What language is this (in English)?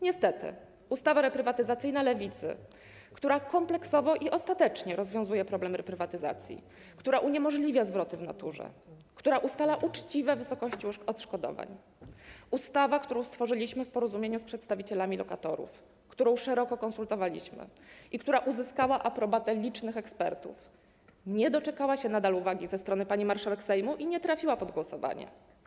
Polish